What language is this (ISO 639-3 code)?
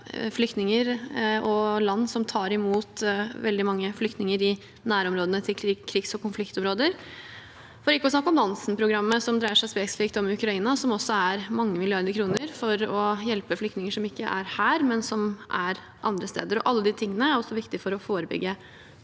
nor